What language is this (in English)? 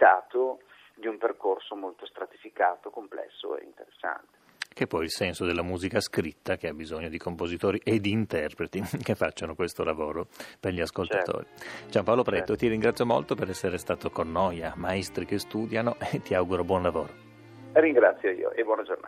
Italian